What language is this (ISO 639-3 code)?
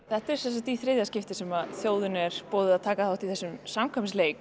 isl